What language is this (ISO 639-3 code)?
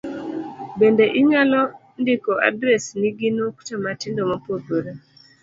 luo